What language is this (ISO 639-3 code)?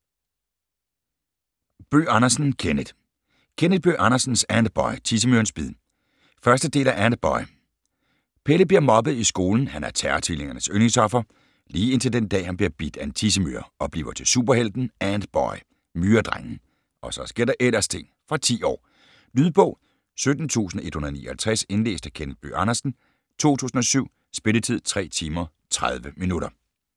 dan